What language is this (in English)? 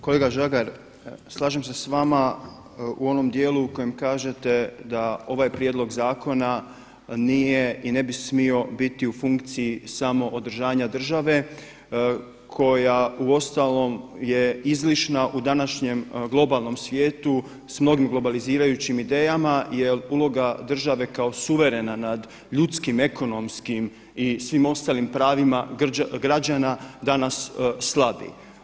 Croatian